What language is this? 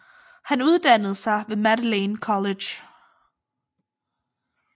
Danish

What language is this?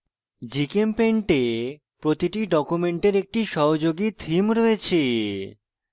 Bangla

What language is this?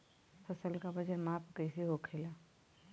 Bhojpuri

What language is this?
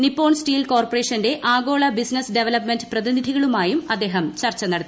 Malayalam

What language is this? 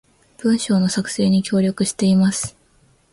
Japanese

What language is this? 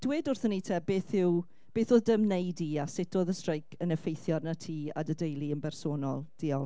Welsh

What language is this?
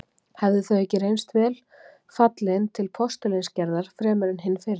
Icelandic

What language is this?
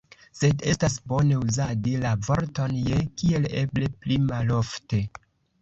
Esperanto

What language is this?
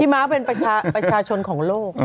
Thai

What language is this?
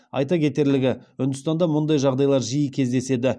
Kazakh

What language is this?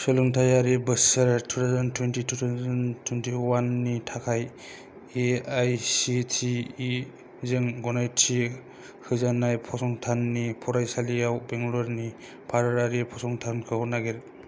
Bodo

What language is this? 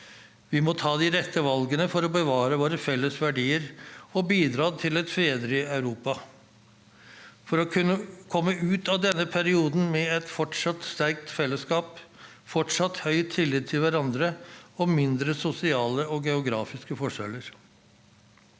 Norwegian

